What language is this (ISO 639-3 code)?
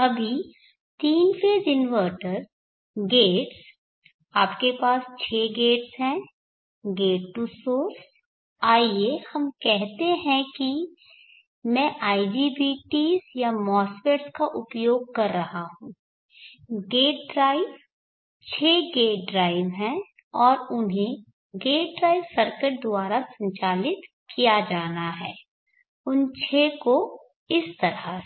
hin